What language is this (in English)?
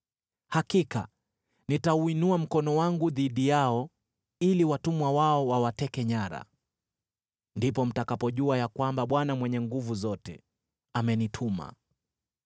Swahili